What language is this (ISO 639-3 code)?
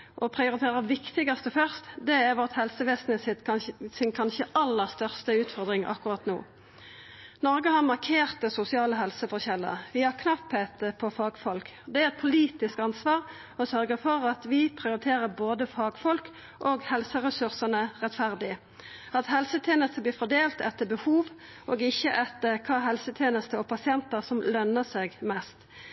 nno